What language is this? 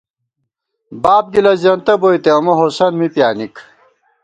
Gawar-Bati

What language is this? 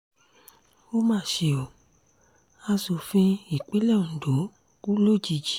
Yoruba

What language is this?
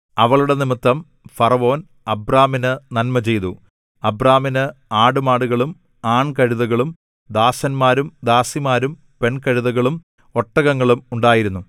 Malayalam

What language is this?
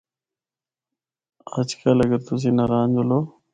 Northern Hindko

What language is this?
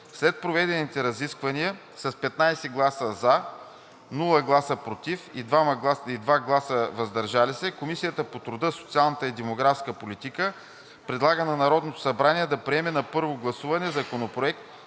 Bulgarian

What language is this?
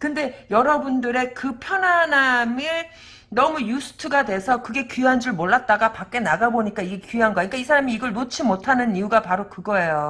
Korean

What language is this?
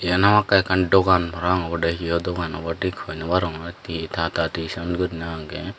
Chakma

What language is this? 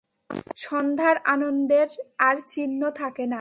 Bangla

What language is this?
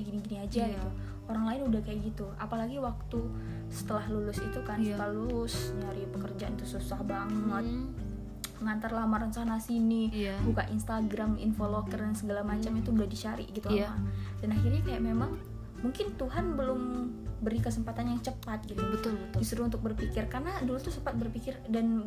Indonesian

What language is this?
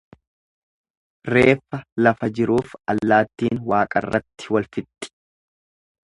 Oromo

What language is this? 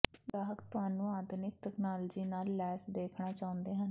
Punjabi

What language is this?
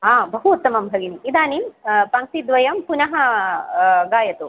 Sanskrit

